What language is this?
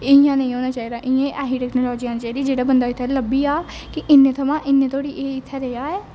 Dogri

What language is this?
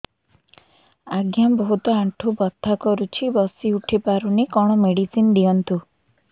Odia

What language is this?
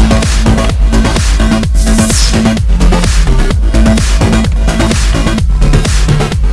Russian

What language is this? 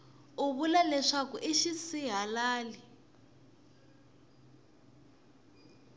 Tsonga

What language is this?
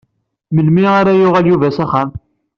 Kabyle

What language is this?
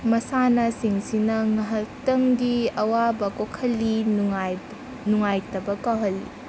Manipuri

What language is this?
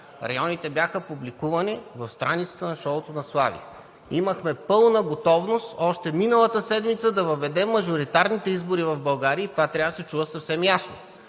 Bulgarian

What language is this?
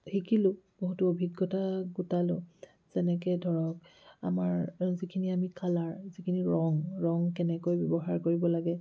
Assamese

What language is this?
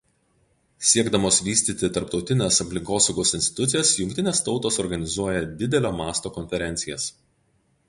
Lithuanian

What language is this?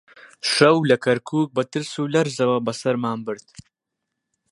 Central Kurdish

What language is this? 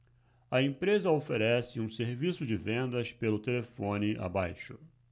Portuguese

